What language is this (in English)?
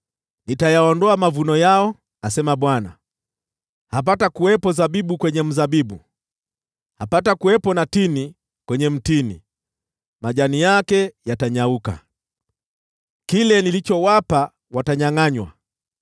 Swahili